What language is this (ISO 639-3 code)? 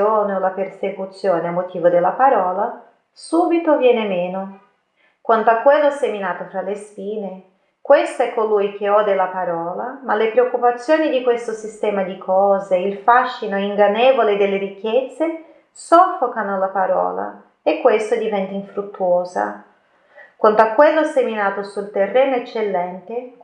ita